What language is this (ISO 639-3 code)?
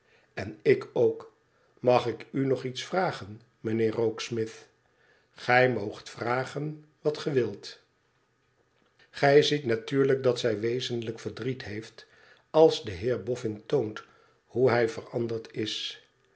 nld